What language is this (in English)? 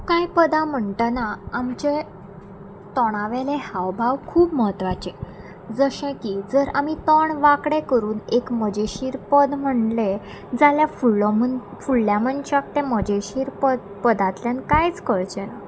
Konkani